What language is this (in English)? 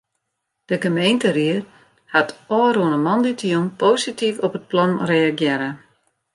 Western Frisian